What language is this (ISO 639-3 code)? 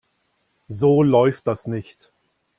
deu